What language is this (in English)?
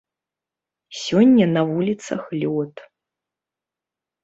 Belarusian